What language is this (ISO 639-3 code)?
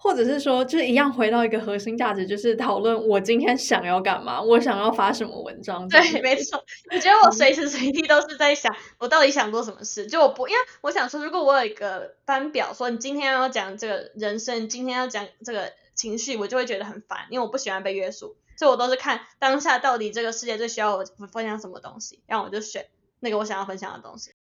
zho